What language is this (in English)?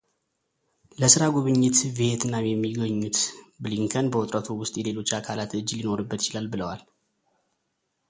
Amharic